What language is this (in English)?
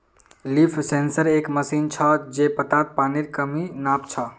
Magahi